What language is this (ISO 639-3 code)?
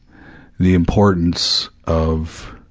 eng